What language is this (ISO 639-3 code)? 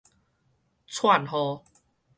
nan